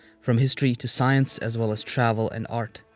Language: English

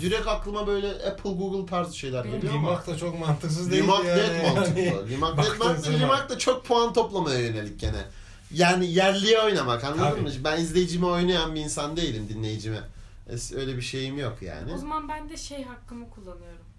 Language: Turkish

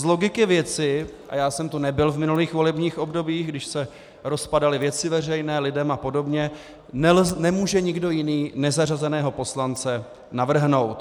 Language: Czech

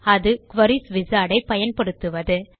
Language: Tamil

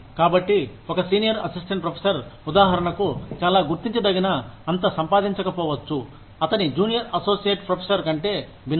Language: Telugu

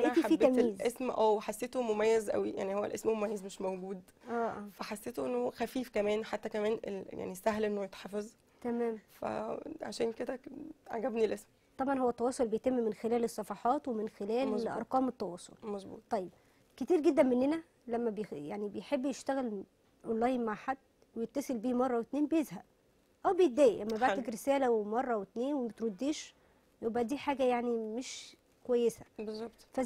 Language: Arabic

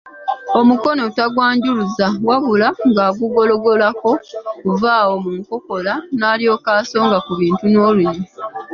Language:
Ganda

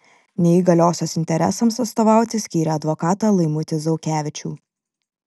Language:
Lithuanian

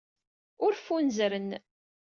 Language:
Kabyle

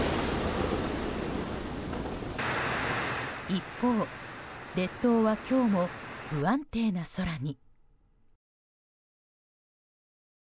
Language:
Japanese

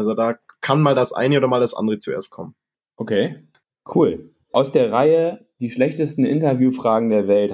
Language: German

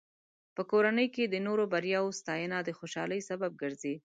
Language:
Pashto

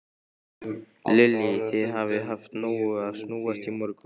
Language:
Icelandic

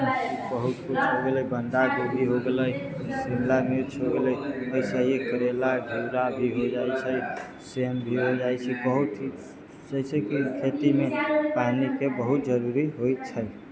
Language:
Maithili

